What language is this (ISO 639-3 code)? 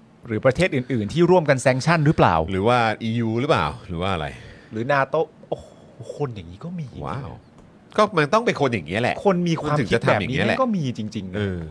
tha